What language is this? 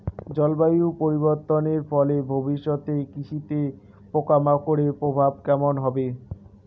Bangla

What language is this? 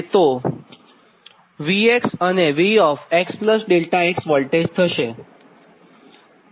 Gujarati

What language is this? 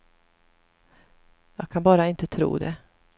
Swedish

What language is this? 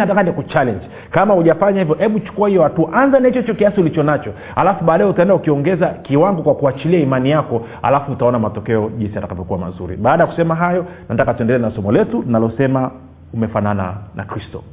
Swahili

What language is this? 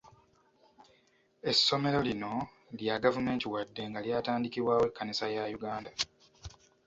Ganda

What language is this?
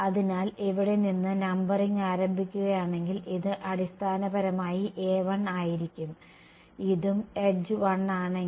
Malayalam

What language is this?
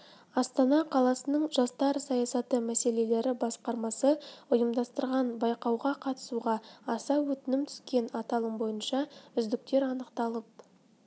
Kazakh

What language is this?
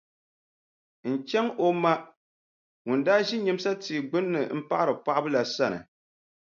Dagbani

